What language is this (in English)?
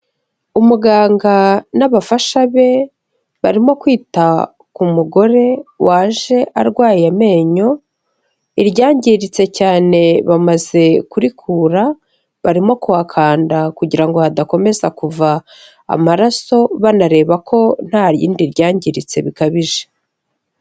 Kinyarwanda